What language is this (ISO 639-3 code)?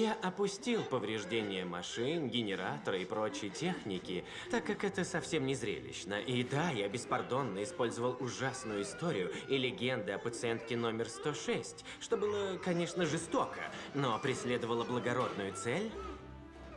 rus